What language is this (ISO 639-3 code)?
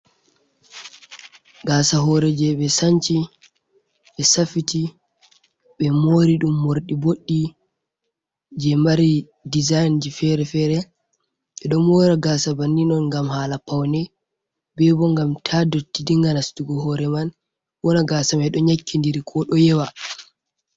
ful